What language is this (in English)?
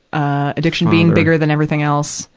English